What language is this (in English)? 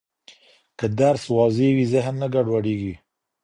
Pashto